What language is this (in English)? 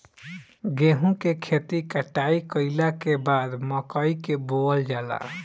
Bhojpuri